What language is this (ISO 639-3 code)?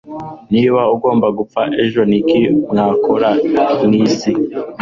kin